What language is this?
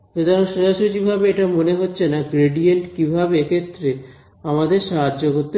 Bangla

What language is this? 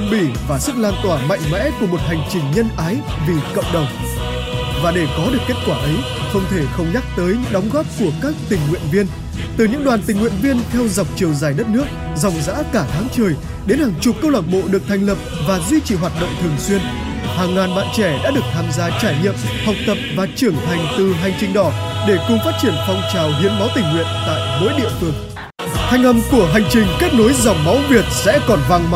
Vietnamese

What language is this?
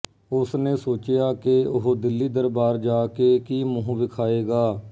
Punjabi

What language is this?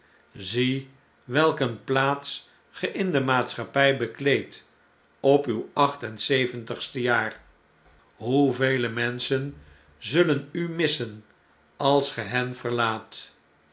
Dutch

